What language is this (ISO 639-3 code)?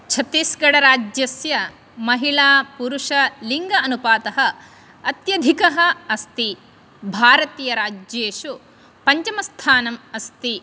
san